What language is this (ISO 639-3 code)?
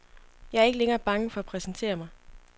dan